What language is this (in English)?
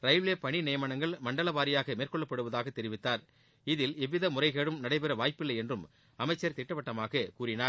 Tamil